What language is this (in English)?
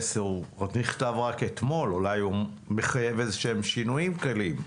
Hebrew